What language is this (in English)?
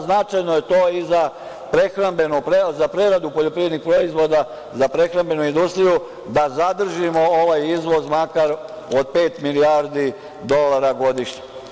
Serbian